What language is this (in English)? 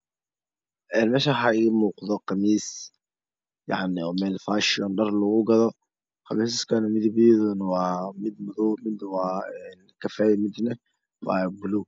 Somali